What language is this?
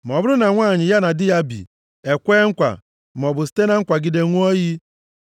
Igbo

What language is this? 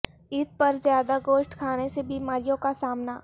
Urdu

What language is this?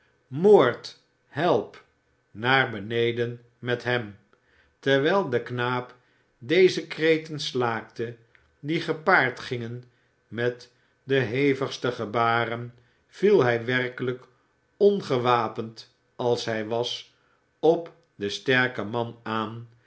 Dutch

